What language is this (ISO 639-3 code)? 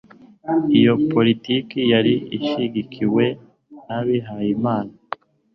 kin